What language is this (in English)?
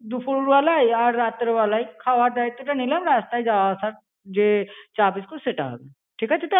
Bangla